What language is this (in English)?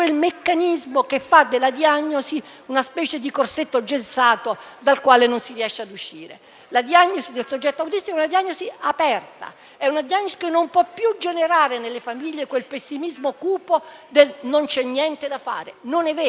Italian